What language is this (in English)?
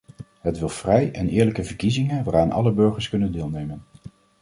Dutch